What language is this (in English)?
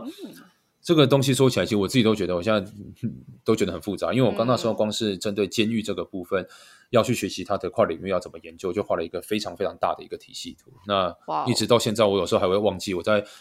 Chinese